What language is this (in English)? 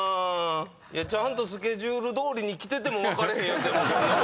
Japanese